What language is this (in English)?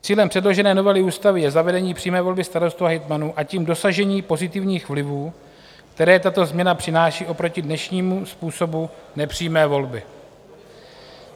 Czech